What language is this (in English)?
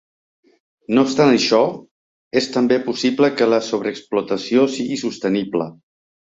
Catalan